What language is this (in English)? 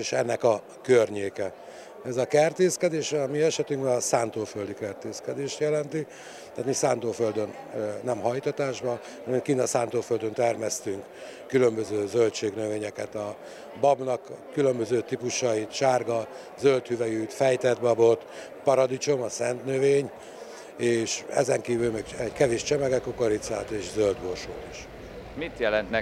Hungarian